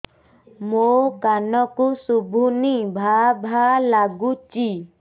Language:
Odia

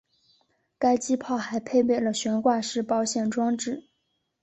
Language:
Chinese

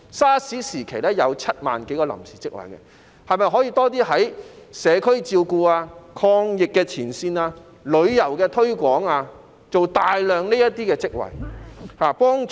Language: Cantonese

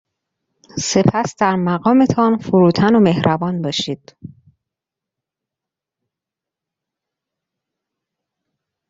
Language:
Persian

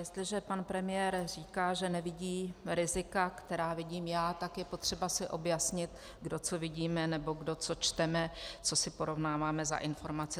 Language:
Czech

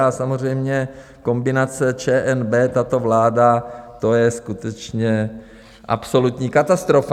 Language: Czech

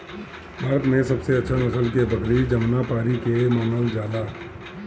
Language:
Bhojpuri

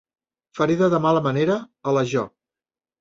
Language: Catalan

